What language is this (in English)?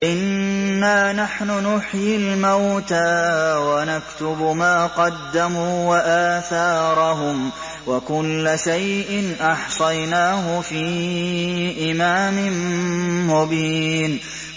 Arabic